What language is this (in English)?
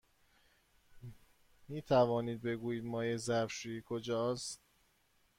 Persian